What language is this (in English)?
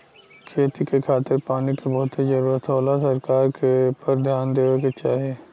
Bhojpuri